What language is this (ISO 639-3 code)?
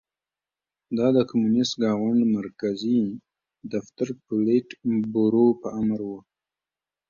pus